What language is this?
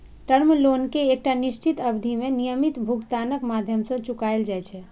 Maithili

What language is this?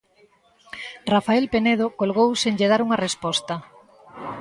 Galician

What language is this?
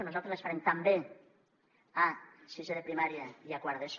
Catalan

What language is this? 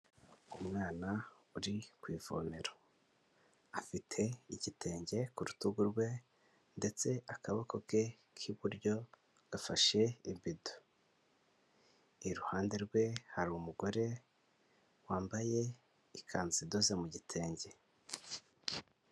Kinyarwanda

